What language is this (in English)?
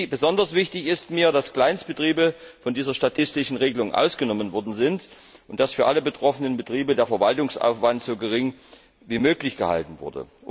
German